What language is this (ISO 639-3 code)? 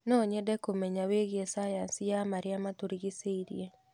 kik